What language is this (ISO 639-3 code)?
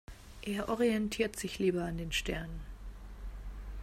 deu